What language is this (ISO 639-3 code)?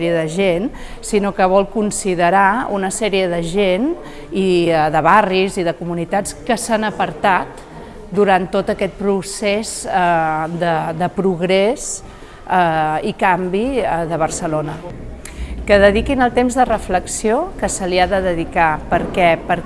cat